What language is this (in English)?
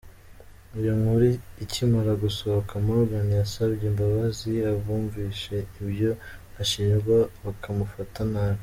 Kinyarwanda